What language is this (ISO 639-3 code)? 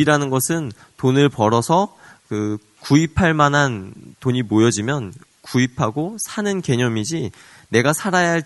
kor